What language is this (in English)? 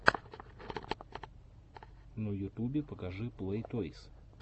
Russian